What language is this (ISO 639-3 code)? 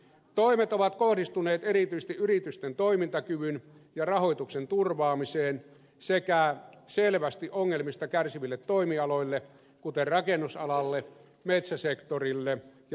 fin